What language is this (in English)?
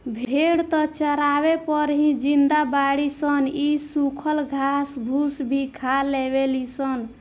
Bhojpuri